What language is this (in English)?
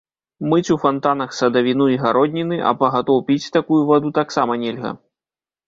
Belarusian